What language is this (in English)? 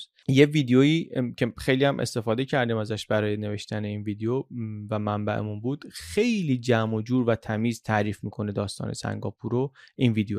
Persian